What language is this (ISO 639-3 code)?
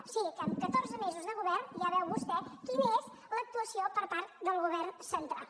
cat